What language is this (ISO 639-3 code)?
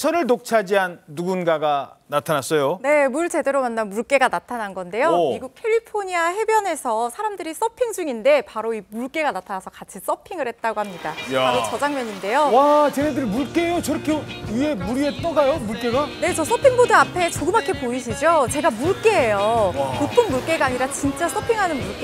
kor